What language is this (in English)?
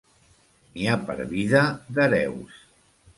Catalan